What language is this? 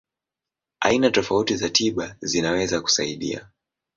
Swahili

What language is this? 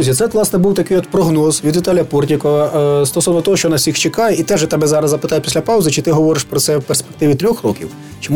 Ukrainian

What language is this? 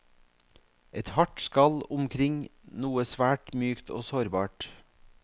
Norwegian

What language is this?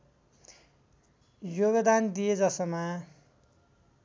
Nepali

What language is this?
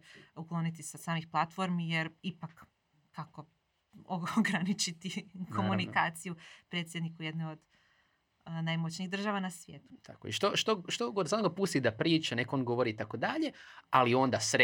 Croatian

